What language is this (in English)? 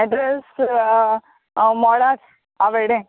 Konkani